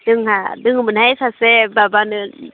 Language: Bodo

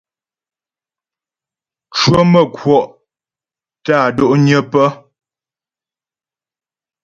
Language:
Ghomala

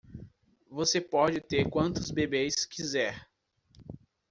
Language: Portuguese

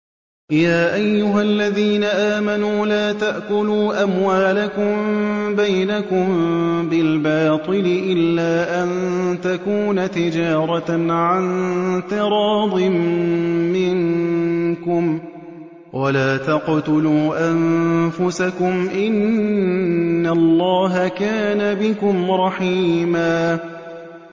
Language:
Arabic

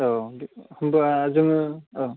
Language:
Bodo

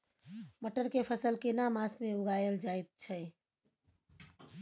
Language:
Maithili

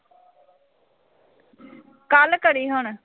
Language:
Punjabi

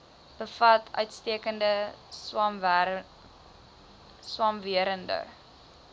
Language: Afrikaans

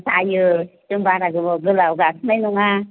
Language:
Bodo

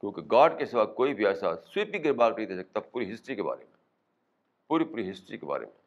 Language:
Urdu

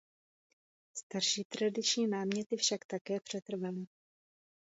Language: Czech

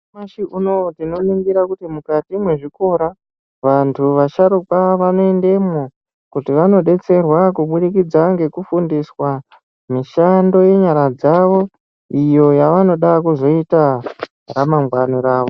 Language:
Ndau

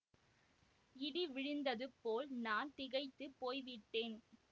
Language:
Tamil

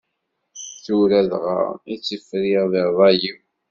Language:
Kabyle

